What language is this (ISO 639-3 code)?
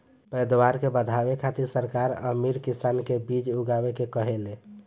bho